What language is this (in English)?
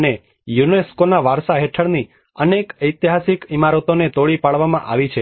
Gujarati